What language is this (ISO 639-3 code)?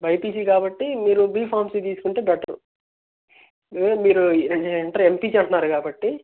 tel